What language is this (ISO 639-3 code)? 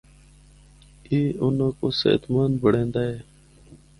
hno